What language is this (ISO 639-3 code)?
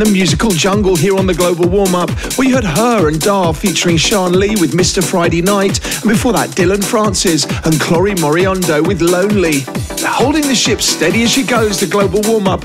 eng